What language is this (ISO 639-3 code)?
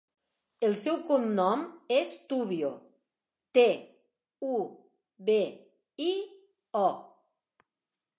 cat